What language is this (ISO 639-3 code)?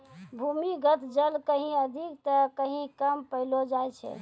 mai